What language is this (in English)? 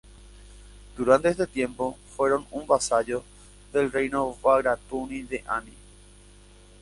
Spanish